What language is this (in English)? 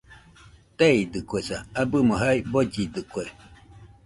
Nüpode Huitoto